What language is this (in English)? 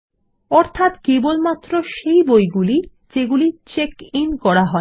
Bangla